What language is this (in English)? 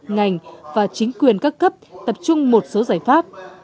Vietnamese